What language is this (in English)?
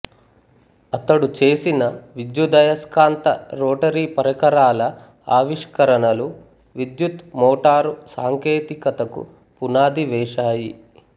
Telugu